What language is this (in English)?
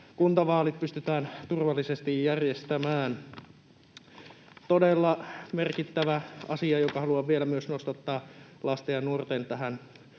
Finnish